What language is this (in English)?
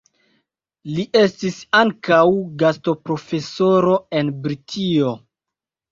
Esperanto